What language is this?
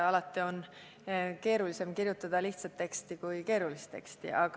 Estonian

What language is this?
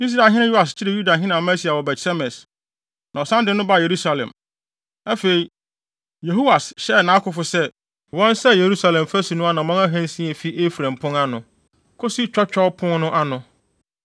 Akan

